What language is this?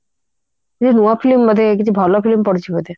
Odia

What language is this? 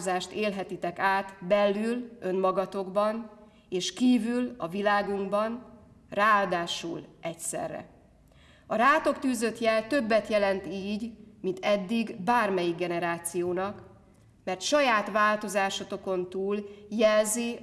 Hungarian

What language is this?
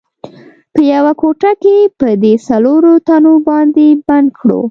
Pashto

